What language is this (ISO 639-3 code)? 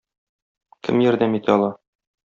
tat